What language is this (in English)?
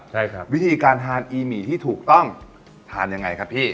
Thai